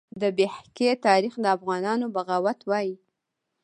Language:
Pashto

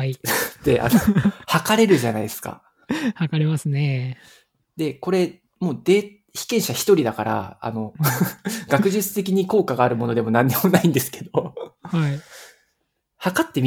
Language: Japanese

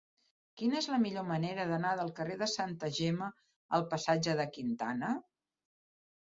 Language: Catalan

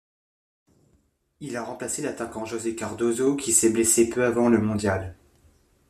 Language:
French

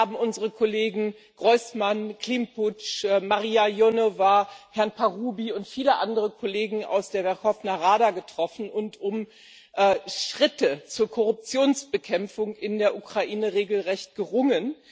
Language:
German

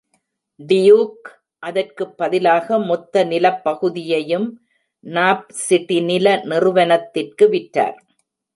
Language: Tamil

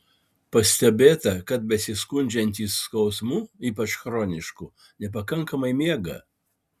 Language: Lithuanian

